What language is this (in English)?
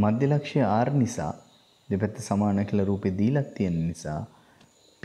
English